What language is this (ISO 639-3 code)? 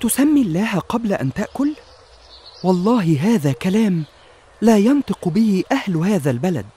ara